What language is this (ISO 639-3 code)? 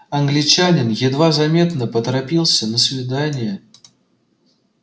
rus